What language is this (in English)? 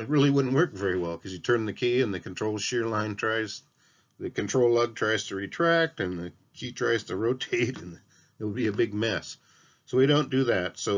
English